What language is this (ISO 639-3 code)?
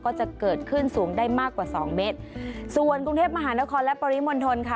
tha